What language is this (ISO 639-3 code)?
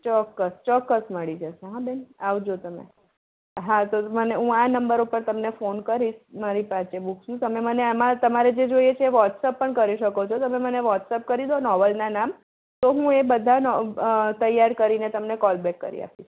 guj